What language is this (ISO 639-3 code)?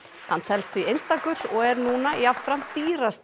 isl